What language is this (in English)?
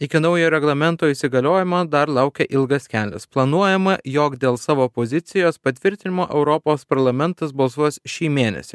Lithuanian